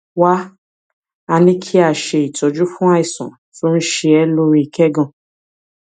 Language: Yoruba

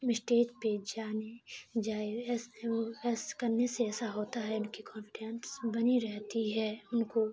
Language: Urdu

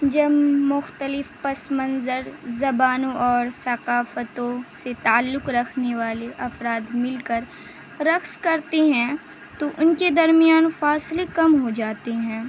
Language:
Urdu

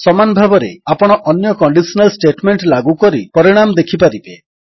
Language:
Odia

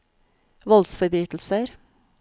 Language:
Norwegian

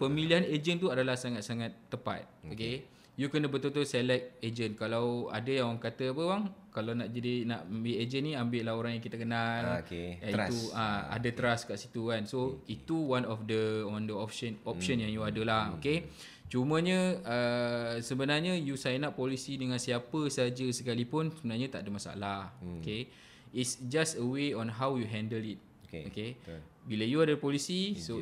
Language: Malay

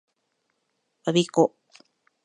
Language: Japanese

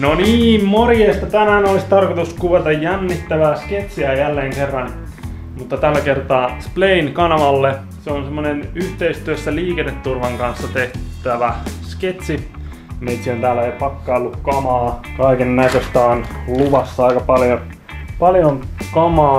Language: Finnish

